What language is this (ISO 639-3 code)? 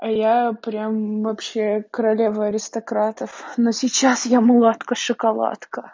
rus